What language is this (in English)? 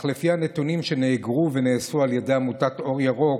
Hebrew